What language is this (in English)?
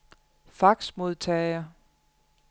Danish